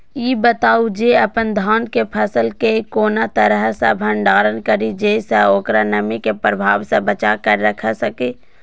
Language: Maithili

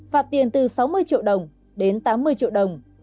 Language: Vietnamese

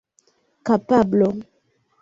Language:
Esperanto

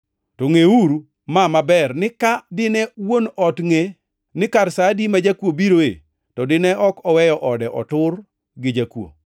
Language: Luo (Kenya and Tanzania)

